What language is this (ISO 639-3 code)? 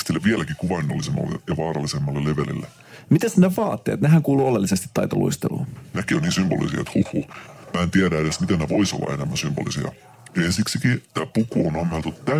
fin